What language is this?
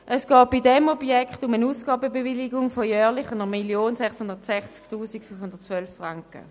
Swiss German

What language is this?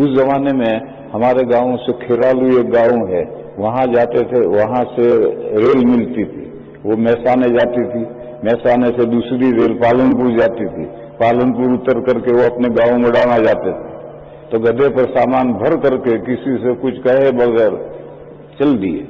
Turkish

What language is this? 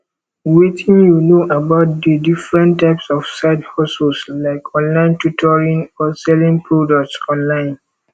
Nigerian Pidgin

